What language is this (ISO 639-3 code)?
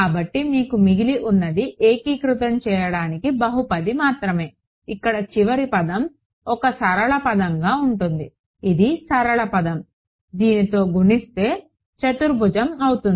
tel